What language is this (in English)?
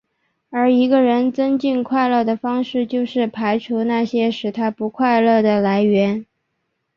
Chinese